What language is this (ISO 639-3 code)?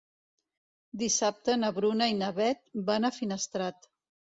cat